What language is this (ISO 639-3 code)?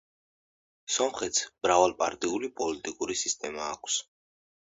kat